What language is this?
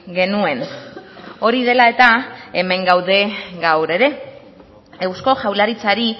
Basque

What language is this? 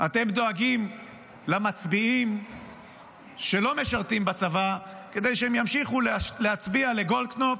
Hebrew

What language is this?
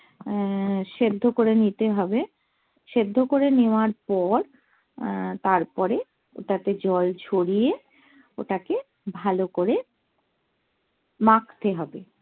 Bangla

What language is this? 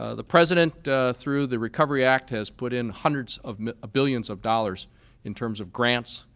English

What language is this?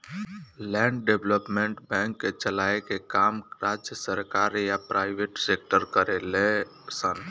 Bhojpuri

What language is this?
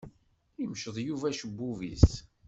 Kabyle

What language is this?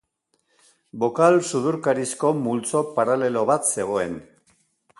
Basque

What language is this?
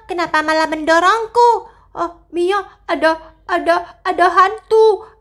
Indonesian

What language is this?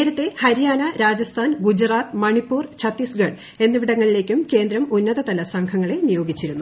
Malayalam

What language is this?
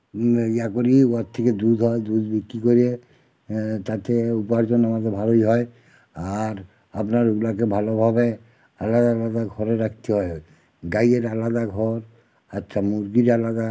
Bangla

